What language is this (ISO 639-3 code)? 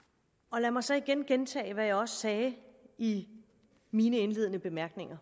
dan